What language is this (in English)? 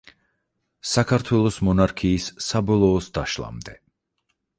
Georgian